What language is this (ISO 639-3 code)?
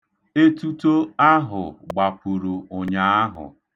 ibo